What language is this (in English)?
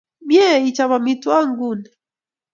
Kalenjin